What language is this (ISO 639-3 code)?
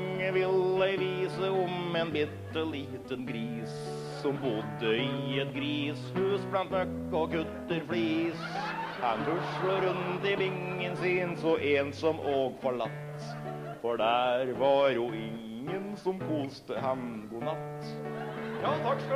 nor